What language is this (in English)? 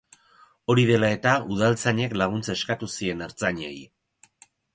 Basque